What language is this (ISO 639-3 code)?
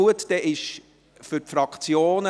gsw